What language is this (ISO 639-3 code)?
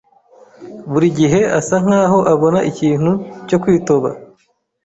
kin